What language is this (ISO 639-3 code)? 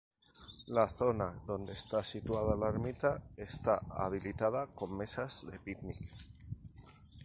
spa